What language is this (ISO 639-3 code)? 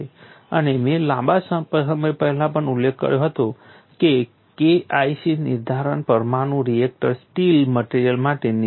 guj